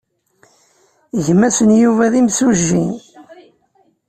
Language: Kabyle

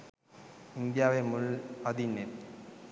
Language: Sinhala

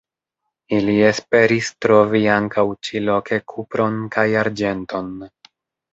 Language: Esperanto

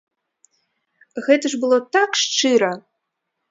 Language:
Belarusian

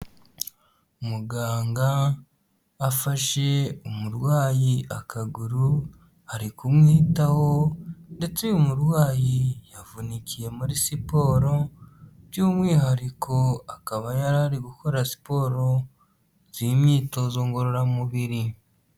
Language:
Kinyarwanda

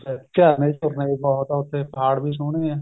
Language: Punjabi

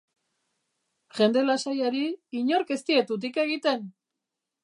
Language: Basque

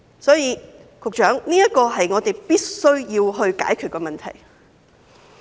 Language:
Cantonese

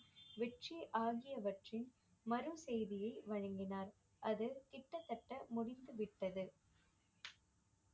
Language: Tamil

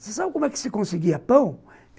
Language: Portuguese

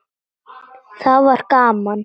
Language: Icelandic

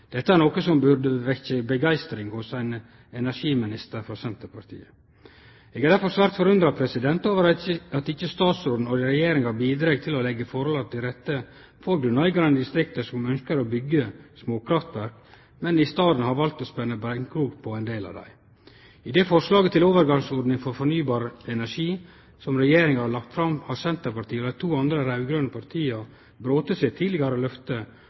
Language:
Norwegian Nynorsk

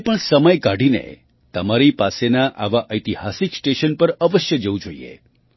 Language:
Gujarati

